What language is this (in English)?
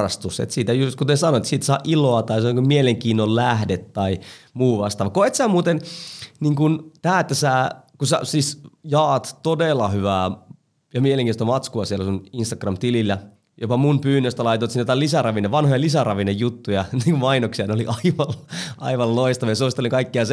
Finnish